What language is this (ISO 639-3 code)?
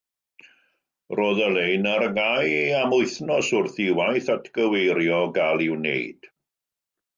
cym